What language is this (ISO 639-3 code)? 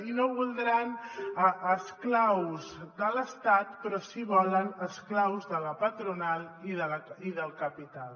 cat